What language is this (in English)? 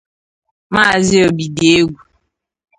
Igbo